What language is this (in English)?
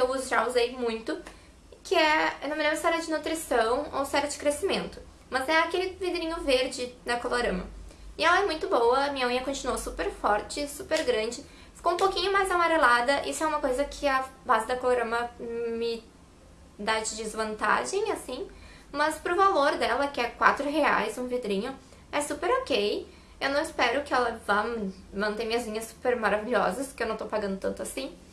Portuguese